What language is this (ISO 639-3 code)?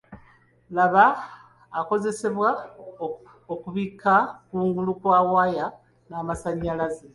lug